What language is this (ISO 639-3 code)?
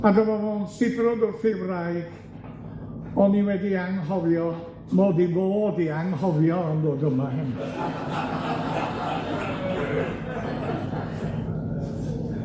cym